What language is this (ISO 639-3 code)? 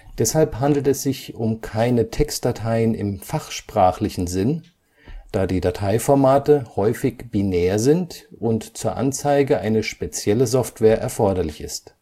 deu